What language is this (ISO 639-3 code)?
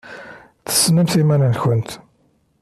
kab